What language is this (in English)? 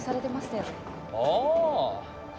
Japanese